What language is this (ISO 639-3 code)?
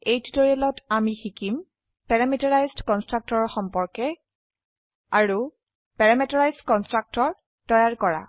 asm